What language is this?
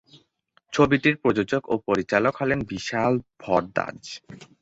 Bangla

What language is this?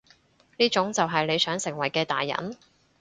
Cantonese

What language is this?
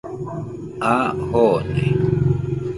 Nüpode Huitoto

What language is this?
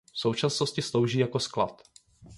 Czech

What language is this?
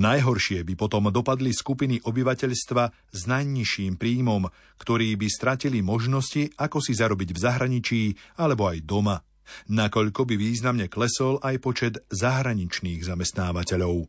Slovak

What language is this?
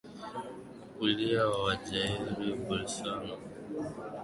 Swahili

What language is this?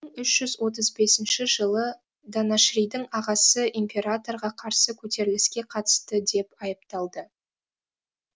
Kazakh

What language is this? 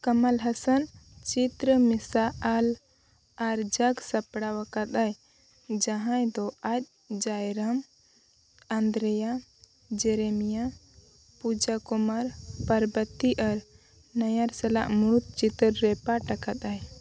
Santali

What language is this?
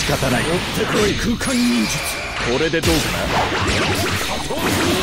Japanese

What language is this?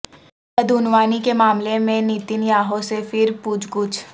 Urdu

